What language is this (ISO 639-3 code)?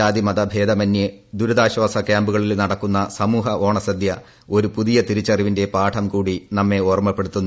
mal